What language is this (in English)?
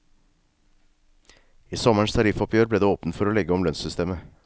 Norwegian